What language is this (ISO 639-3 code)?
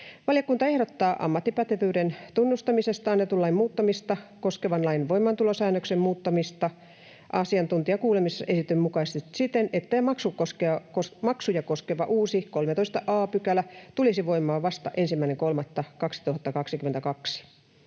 fin